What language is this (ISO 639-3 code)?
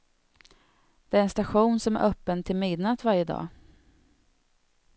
swe